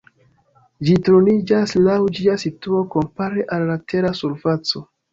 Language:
Esperanto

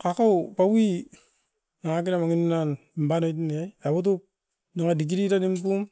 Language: Askopan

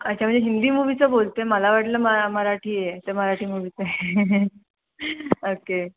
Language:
Marathi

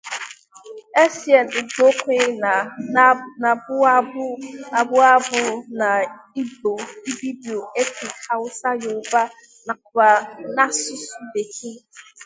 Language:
Igbo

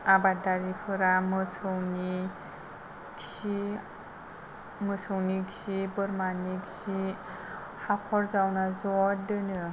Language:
Bodo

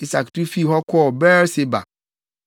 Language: Akan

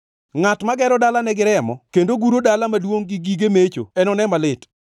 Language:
Luo (Kenya and Tanzania)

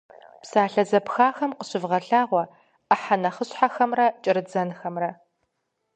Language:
Kabardian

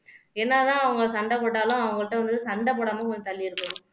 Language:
Tamil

